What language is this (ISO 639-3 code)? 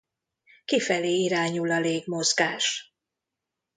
hun